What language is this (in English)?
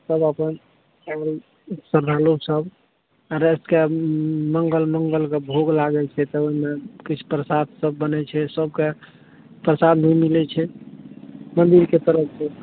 Maithili